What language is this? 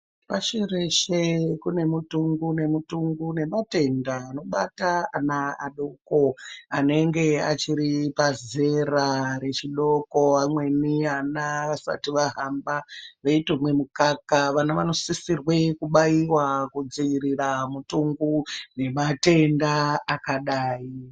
Ndau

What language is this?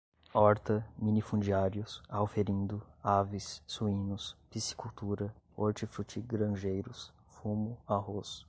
Portuguese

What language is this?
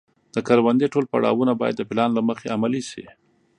Pashto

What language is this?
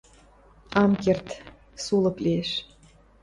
Western Mari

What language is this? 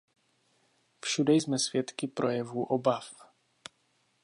Czech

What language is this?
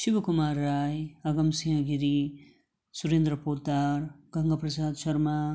Nepali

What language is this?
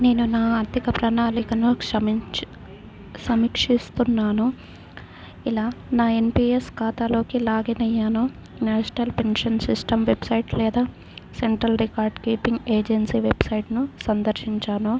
Telugu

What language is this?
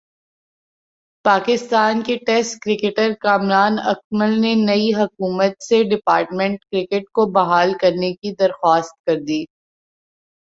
Urdu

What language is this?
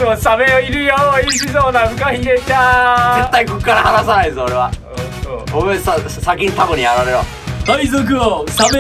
Japanese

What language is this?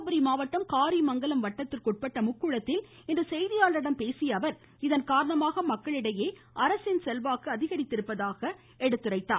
Tamil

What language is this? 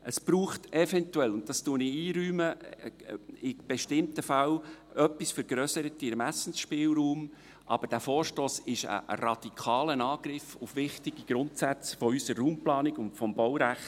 Swiss German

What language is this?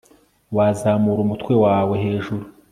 Kinyarwanda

